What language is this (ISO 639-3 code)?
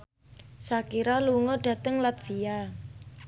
jav